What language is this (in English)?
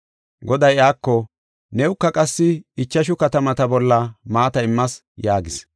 Gofa